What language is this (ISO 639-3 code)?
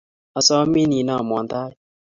kln